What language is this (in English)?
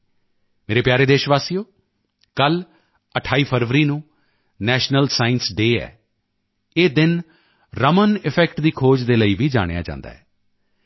Punjabi